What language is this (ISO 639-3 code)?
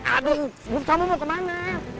ind